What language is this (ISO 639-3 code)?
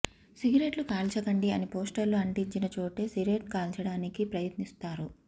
tel